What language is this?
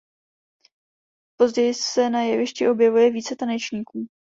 Czech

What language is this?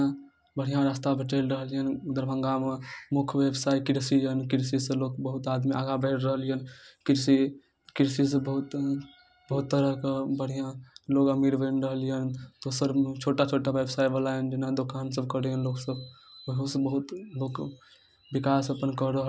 Maithili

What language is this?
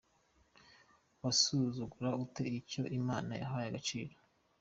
Kinyarwanda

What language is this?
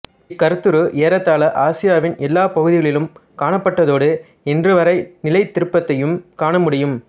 Tamil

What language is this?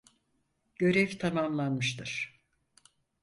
Turkish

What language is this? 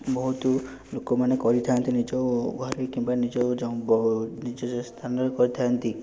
Odia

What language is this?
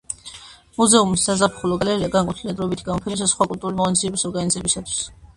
Georgian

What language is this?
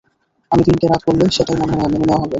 Bangla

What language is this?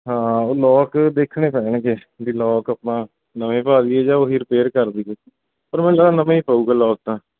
Punjabi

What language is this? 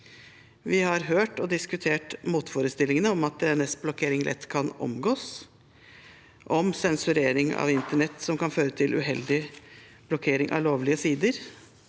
Norwegian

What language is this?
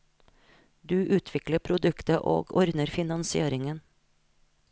Norwegian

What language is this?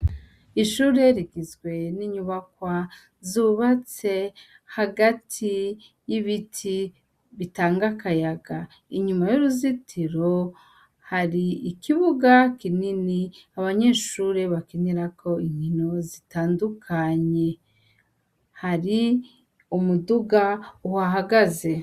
Rundi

